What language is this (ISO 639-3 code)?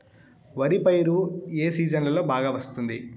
tel